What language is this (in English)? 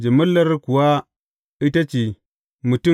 Hausa